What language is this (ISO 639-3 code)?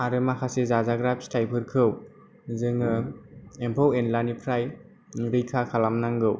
brx